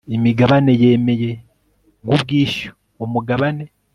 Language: Kinyarwanda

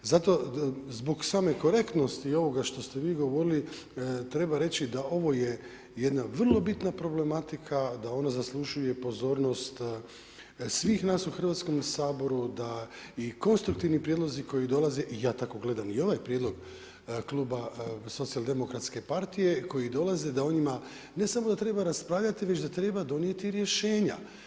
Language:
Croatian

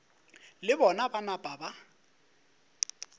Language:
Northern Sotho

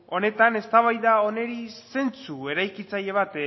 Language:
Basque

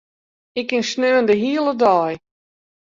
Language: Western Frisian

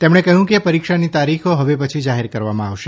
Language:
Gujarati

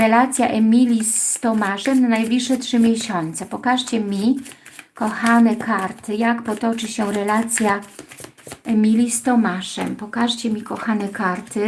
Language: Polish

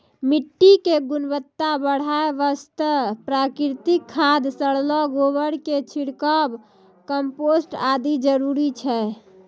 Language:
Maithili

